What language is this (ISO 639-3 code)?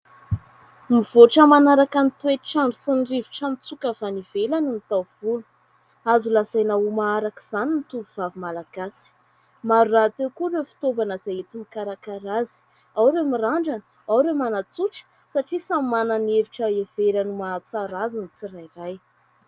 mlg